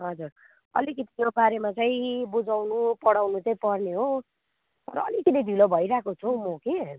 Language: Nepali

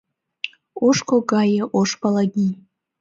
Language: Mari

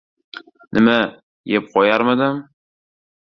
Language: Uzbek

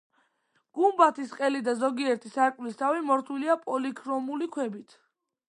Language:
Georgian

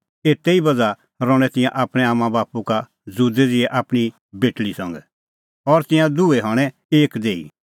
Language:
Kullu Pahari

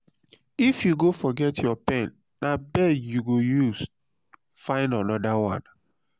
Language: Nigerian Pidgin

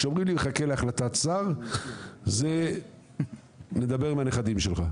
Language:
Hebrew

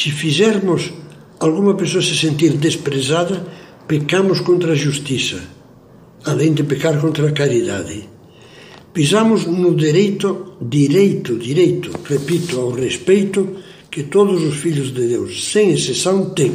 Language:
Portuguese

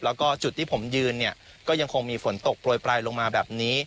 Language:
Thai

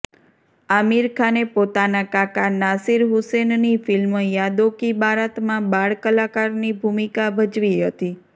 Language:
Gujarati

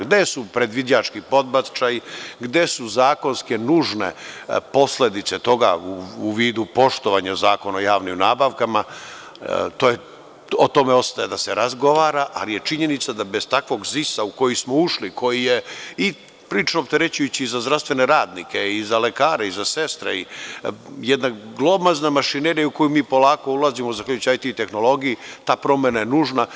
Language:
Serbian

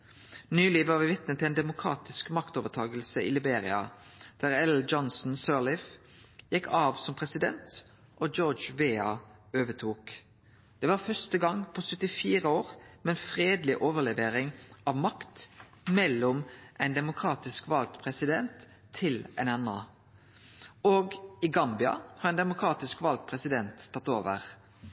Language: Norwegian Nynorsk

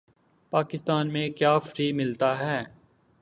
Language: Urdu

